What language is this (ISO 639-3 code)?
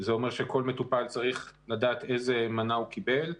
heb